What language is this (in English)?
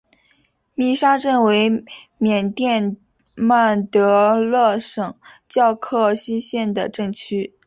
Chinese